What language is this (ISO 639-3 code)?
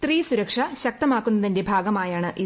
mal